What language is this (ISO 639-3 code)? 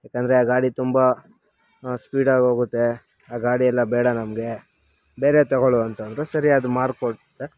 kan